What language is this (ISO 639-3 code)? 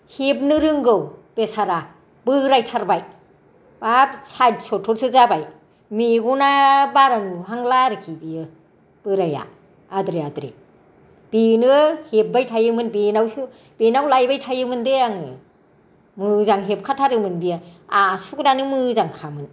brx